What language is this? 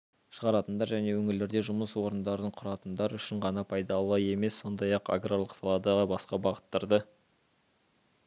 Kazakh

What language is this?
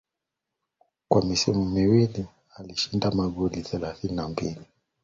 Swahili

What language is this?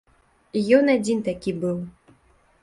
Belarusian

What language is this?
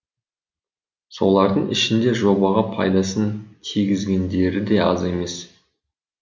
Kazakh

